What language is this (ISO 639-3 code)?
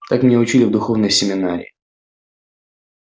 rus